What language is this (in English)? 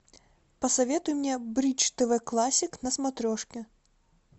Russian